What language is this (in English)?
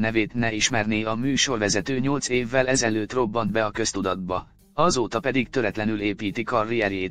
Hungarian